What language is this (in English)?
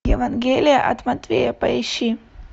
Russian